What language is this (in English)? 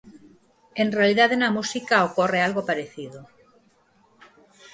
Galician